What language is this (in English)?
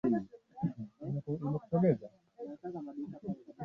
Swahili